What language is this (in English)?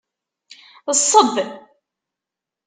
Kabyle